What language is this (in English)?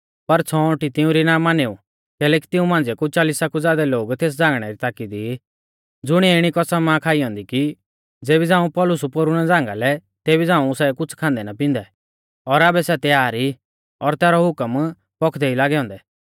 Mahasu Pahari